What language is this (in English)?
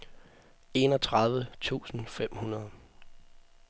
Danish